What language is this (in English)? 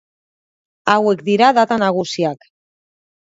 Basque